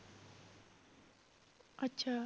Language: Punjabi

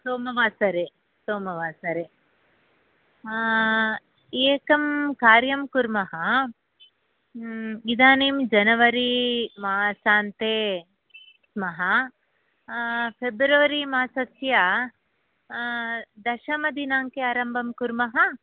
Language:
Sanskrit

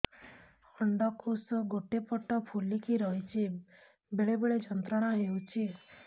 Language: Odia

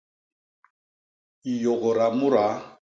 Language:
Basaa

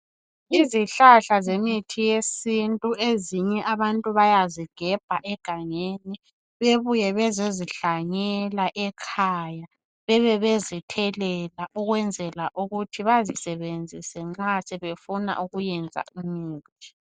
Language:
North Ndebele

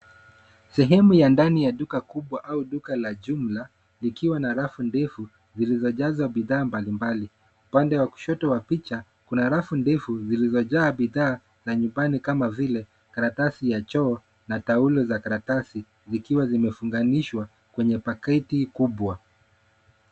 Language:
Swahili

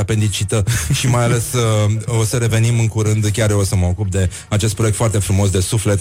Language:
Romanian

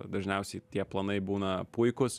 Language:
Lithuanian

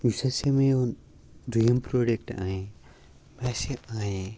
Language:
Kashmiri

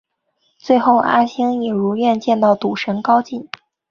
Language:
Chinese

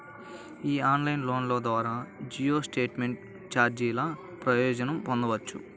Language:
Telugu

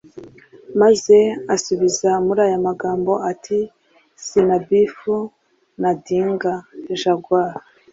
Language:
Kinyarwanda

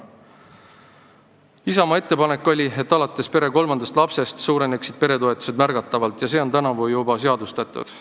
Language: Estonian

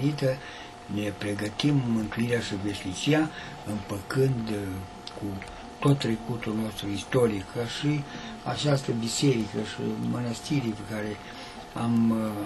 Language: Romanian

